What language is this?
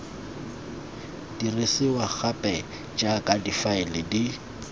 Tswana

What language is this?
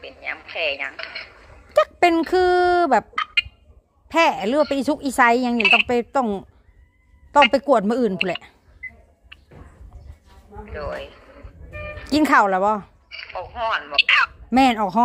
Thai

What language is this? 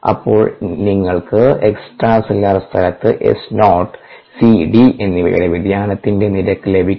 Malayalam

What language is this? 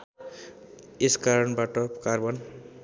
Nepali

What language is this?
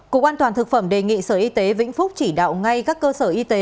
Vietnamese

